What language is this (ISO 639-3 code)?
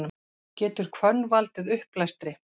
isl